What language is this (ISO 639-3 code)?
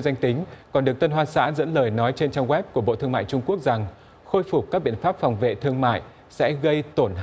vie